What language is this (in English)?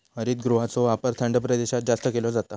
Marathi